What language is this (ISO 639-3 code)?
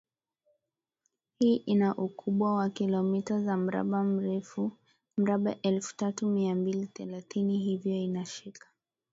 swa